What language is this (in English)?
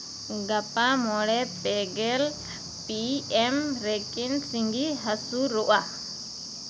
Santali